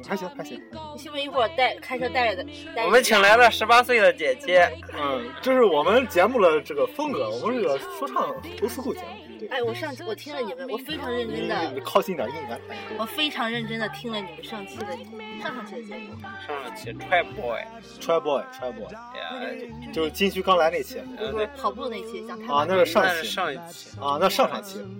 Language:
Chinese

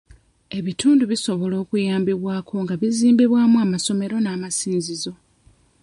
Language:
Ganda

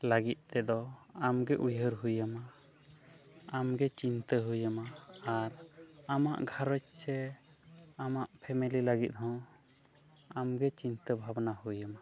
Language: Santali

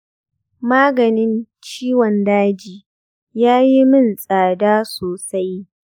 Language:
Hausa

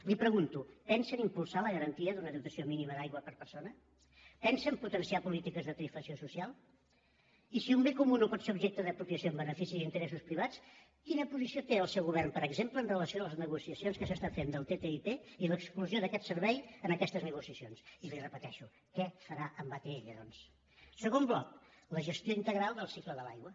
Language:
Catalan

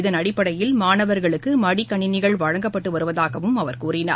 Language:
Tamil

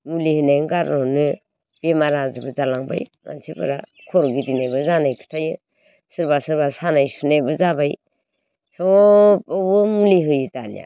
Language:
Bodo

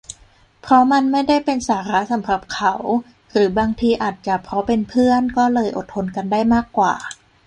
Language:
Thai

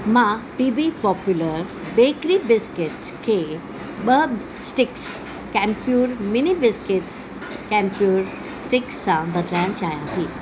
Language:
Sindhi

